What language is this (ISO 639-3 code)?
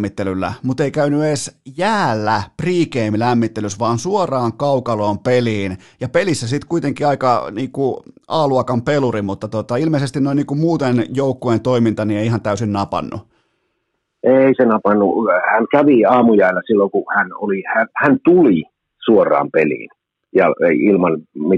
fin